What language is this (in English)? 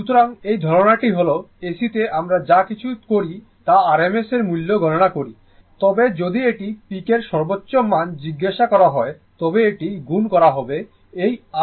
Bangla